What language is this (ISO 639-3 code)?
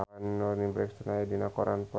sun